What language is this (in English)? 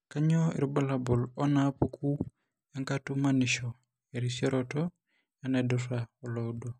Masai